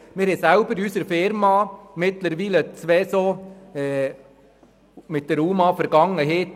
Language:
Swiss German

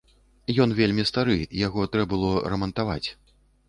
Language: Belarusian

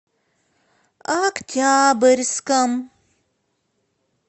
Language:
Russian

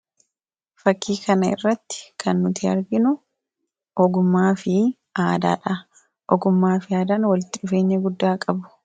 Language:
Oromo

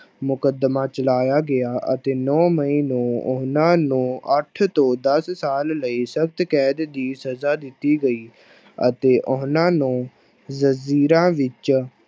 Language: Punjabi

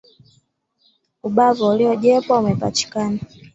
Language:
Swahili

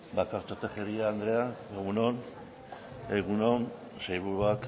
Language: Basque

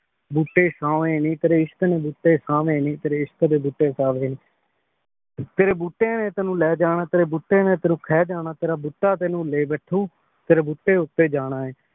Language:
Punjabi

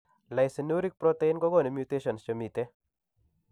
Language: Kalenjin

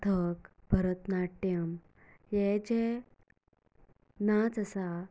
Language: Konkani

